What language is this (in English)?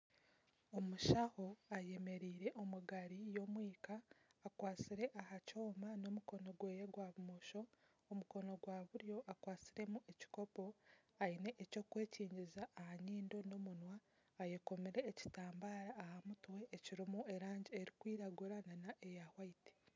Nyankole